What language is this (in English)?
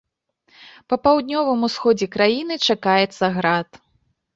Belarusian